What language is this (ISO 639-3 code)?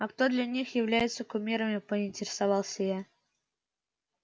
rus